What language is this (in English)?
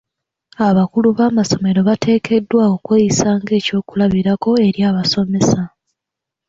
Ganda